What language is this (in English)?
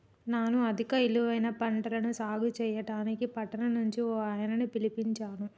Telugu